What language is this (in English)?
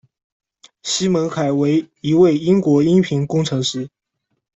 Chinese